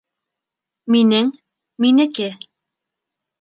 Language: Bashkir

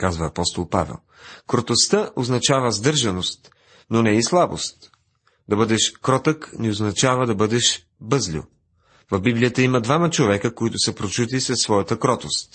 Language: Bulgarian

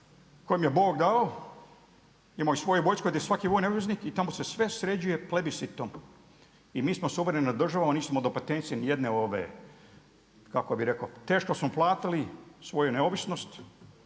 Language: Croatian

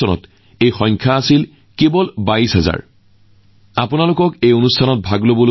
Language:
Assamese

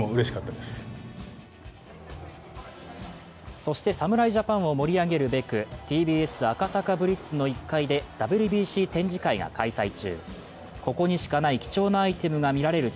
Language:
Japanese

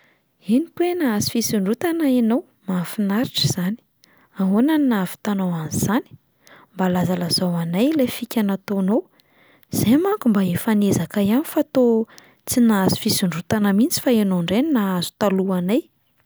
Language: Malagasy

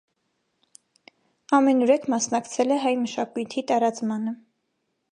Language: Armenian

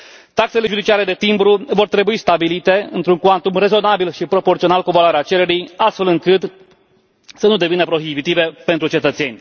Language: Romanian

